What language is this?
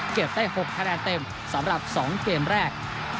Thai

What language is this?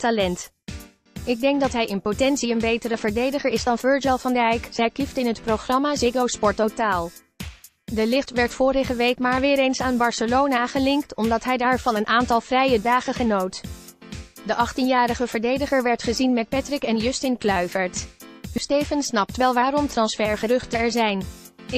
Dutch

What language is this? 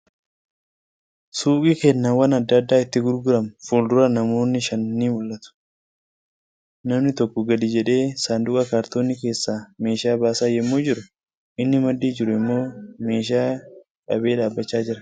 Oromo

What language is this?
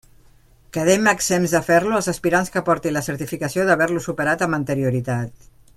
Catalan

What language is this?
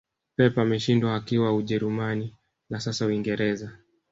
Swahili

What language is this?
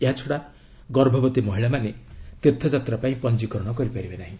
Odia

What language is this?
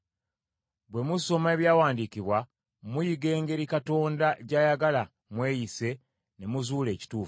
Ganda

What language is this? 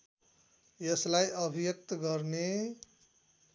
Nepali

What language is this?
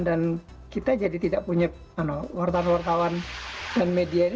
Indonesian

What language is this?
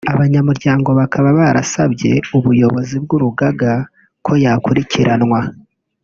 Kinyarwanda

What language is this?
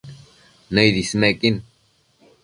Matsés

